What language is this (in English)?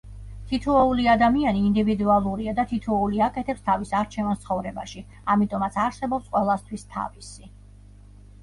Georgian